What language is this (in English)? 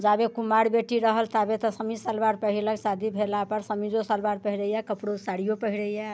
Maithili